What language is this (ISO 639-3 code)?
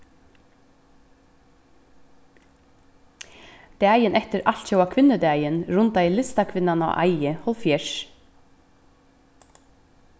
fao